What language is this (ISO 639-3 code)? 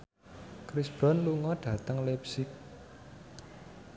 jav